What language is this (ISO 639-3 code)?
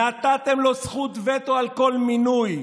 heb